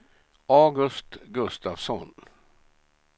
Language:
Swedish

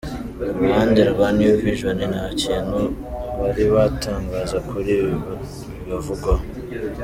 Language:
Kinyarwanda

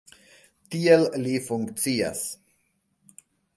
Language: Esperanto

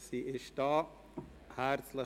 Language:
Swiss German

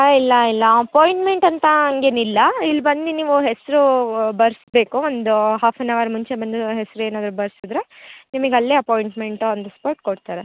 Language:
Kannada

